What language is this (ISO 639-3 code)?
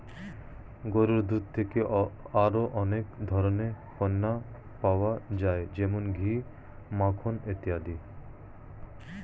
ben